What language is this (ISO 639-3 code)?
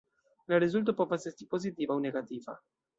epo